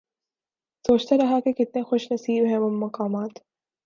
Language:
Urdu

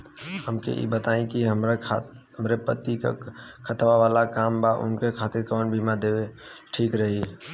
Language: Bhojpuri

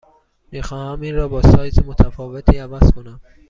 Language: Persian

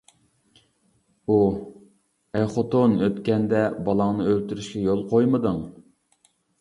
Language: Uyghur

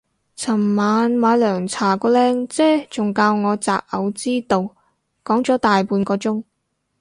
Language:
Cantonese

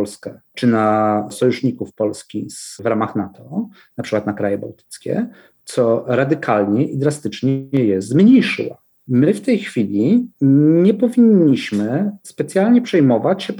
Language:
Polish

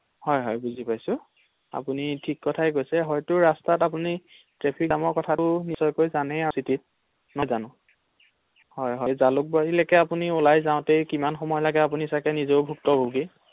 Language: Assamese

